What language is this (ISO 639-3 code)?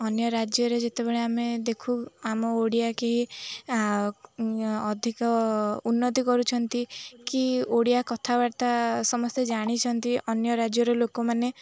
ori